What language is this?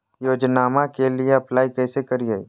Magahi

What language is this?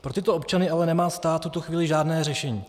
Czech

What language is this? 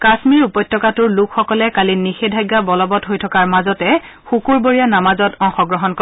Assamese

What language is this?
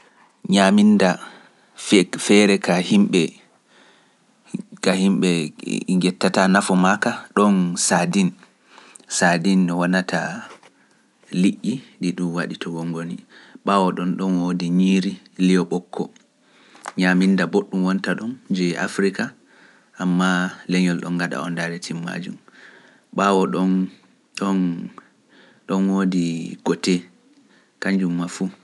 Pular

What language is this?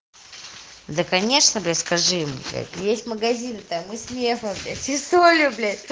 Russian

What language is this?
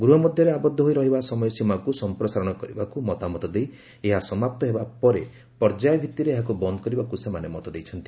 Odia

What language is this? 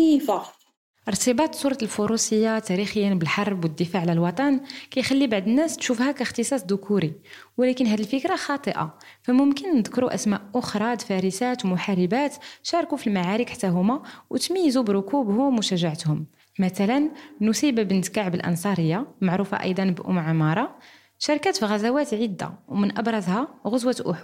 Arabic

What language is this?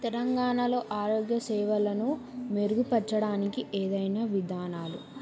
Telugu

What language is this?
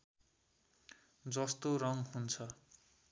Nepali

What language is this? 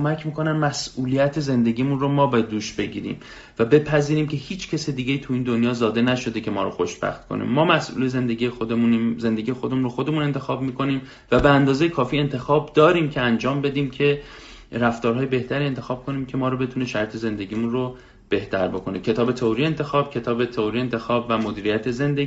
Persian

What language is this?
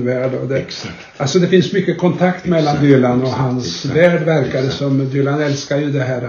Swedish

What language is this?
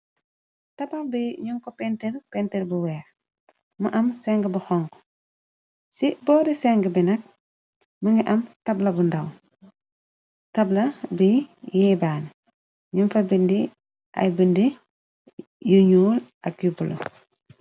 Wolof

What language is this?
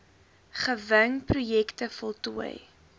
Afrikaans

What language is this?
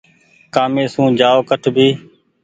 Goaria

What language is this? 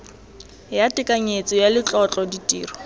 Tswana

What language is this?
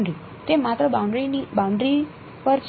Gujarati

